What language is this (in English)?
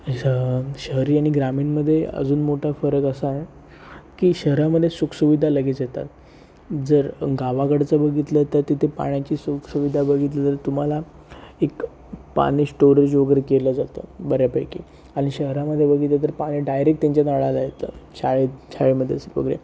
Marathi